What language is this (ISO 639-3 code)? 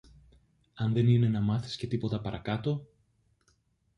ell